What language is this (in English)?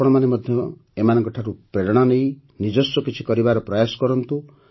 Odia